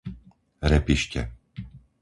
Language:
Slovak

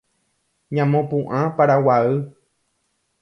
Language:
Guarani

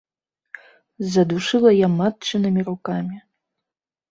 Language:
Belarusian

